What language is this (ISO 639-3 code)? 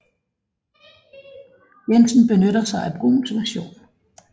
dan